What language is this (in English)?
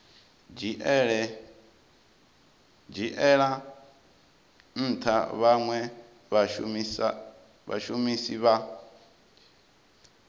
Venda